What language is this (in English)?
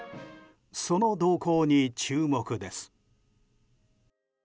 Japanese